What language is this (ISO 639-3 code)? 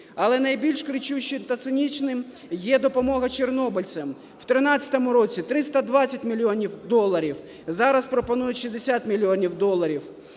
ukr